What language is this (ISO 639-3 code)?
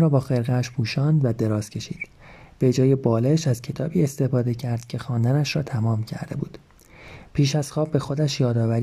fas